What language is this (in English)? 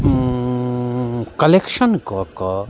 Maithili